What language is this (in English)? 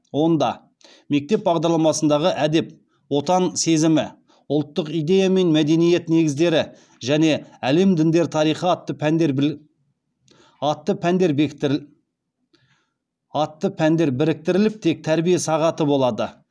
Kazakh